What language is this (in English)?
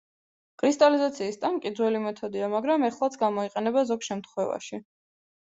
Georgian